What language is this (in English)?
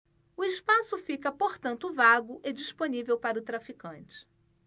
Portuguese